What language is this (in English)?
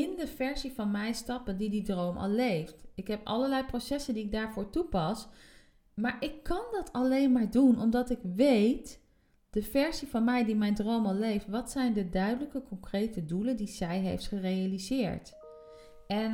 Dutch